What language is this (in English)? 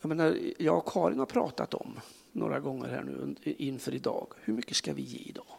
Swedish